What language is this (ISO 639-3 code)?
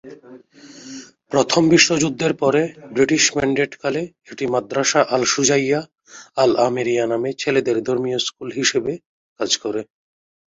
ben